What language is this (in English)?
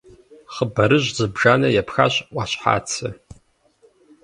Kabardian